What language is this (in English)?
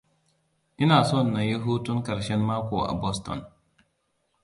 Hausa